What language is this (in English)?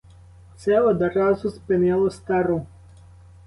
Ukrainian